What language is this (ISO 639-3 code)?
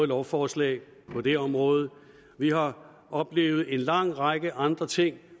dan